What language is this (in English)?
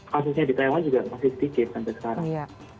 Indonesian